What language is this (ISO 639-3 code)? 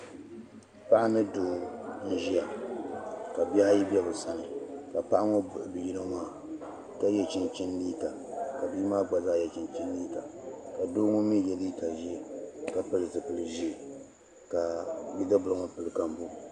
dag